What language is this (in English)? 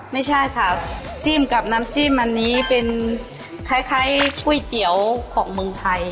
Thai